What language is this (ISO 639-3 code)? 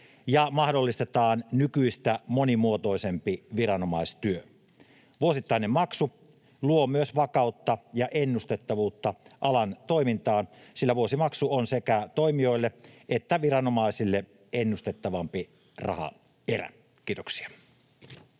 fin